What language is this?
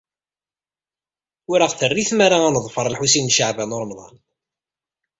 Kabyle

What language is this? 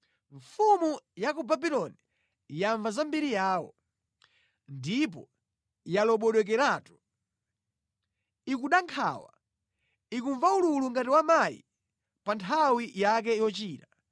Nyanja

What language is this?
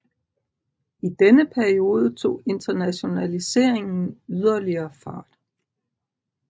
Danish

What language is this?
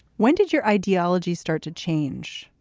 English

